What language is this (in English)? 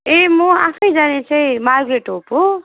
Nepali